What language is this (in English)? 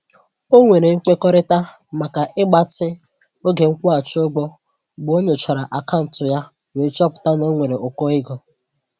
Igbo